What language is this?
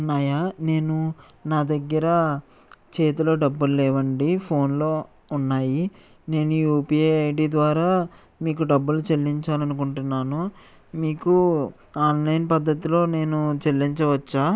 Telugu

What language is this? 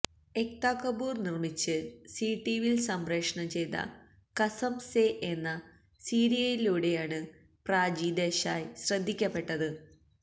Malayalam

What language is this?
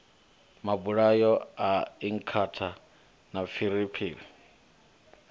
Venda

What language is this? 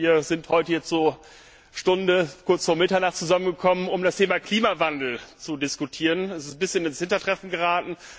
German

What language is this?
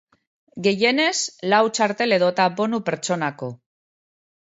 Basque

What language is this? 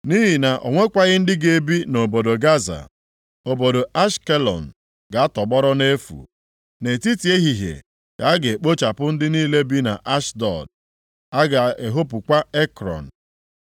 Igbo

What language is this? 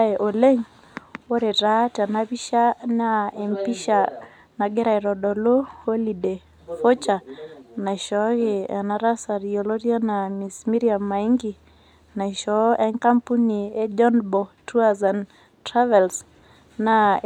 Masai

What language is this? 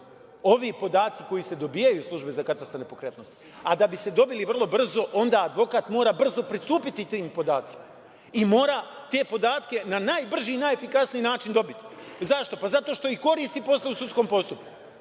Serbian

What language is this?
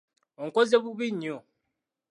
Ganda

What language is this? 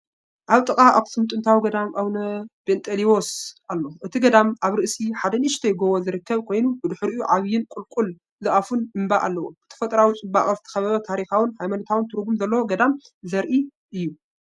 Tigrinya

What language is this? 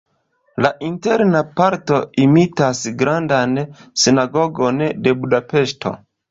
Esperanto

